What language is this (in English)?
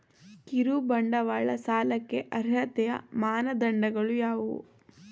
Kannada